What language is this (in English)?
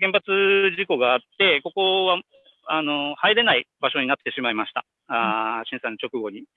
Japanese